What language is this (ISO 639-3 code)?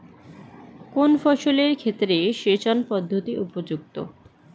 ben